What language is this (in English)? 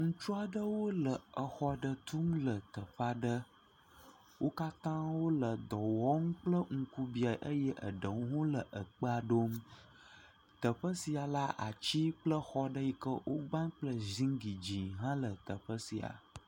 Ewe